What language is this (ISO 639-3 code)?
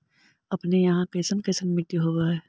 mag